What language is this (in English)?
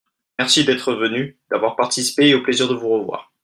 French